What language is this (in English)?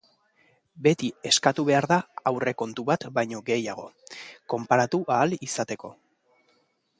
Basque